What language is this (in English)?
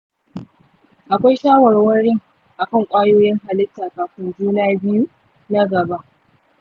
Hausa